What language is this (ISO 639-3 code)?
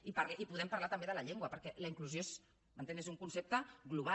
cat